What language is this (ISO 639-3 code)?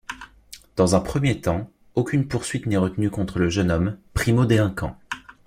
fra